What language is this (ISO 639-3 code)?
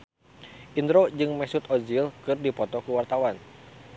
sun